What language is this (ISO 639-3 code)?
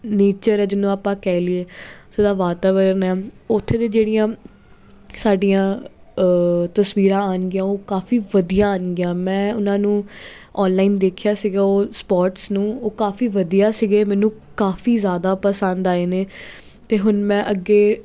pan